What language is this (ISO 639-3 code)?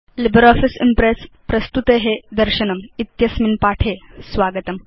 san